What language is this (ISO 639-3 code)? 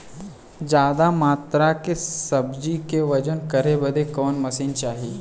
bho